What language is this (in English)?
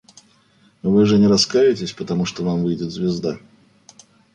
Russian